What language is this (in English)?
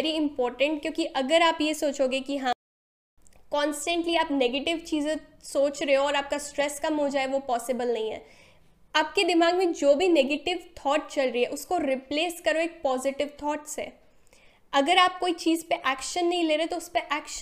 Hindi